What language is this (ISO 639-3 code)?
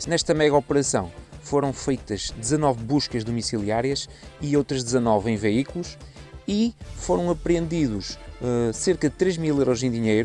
por